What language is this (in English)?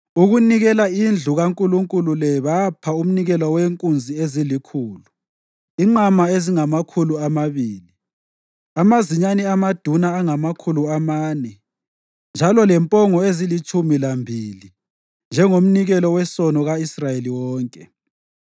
North Ndebele